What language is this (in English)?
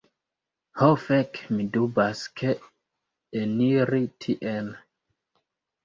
Esperanto